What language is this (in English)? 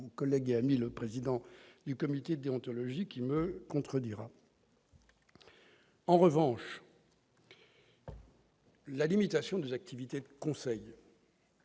French